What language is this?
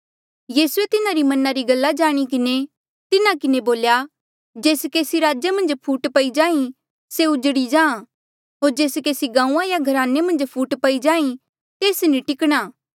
Mandeali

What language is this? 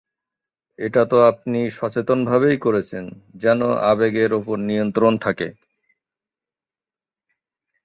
Bangla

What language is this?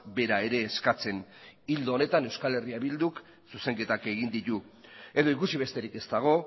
Basque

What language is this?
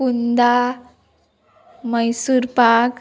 Konkani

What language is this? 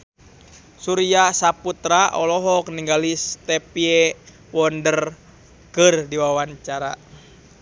Sundanese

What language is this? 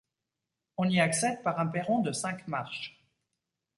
French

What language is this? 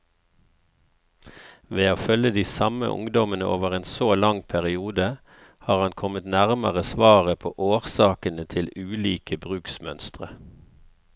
Norwegian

